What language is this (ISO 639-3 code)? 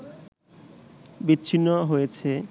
ben